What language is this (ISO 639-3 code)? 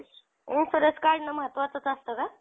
mar